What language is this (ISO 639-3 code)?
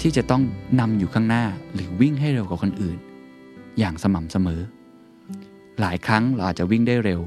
tha